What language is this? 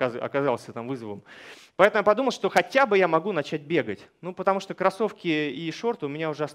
Russian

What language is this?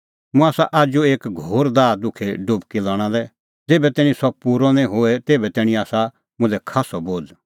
Kullu Pahari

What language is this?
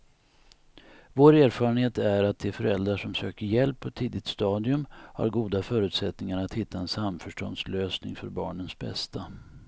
Swedish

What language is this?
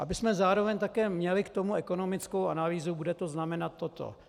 Czech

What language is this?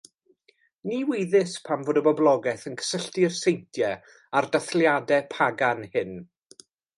Welsh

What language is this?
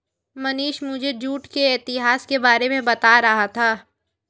Hindi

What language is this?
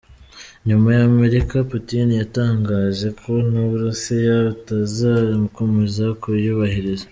Kinyarwanda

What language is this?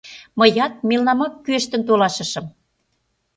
Mari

